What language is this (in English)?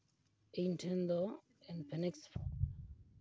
Santali